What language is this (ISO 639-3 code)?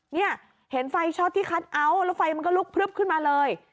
tha